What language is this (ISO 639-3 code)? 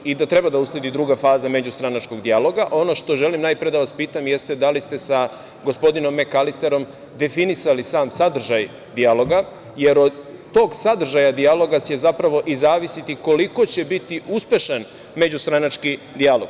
srp